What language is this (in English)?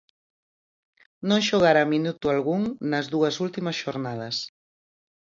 Galician